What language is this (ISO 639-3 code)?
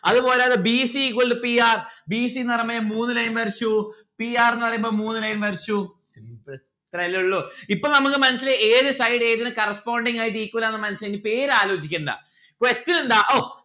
mal